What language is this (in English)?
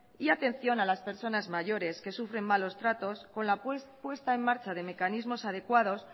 Spanish